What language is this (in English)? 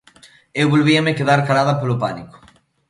Galician